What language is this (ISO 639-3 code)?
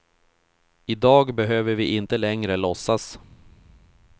swe